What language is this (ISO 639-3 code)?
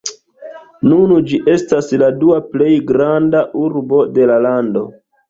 epo